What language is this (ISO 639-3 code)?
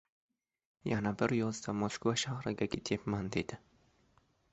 uzb